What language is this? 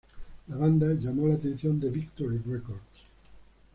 Spanish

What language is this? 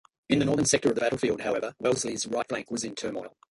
English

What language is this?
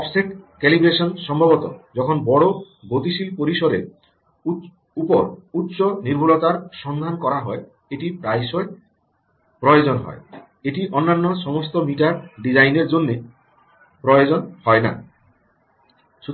Bangla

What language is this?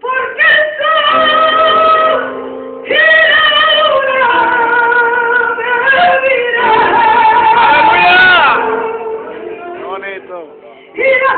Portuguese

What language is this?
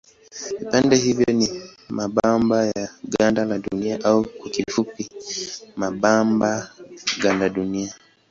Swahili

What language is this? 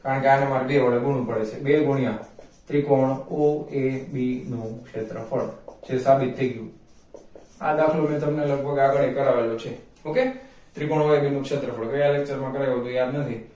Gujarati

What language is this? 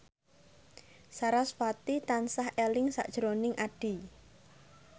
Javanese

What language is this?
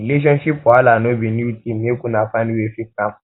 Nigerian Pidgin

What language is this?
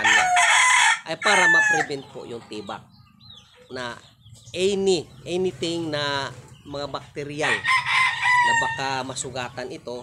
Filipino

